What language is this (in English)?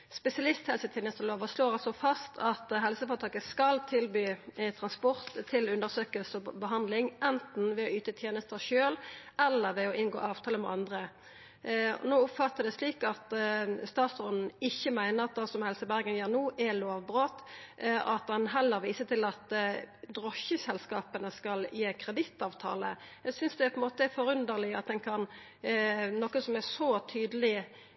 Norwegian Nynorsk